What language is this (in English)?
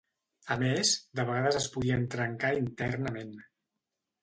Catalan